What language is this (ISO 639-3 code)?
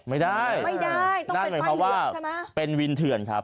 tha